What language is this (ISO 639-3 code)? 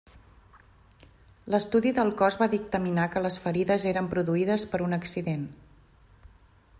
cat